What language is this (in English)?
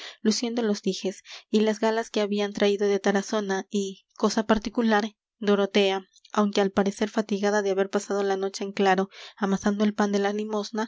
Spanish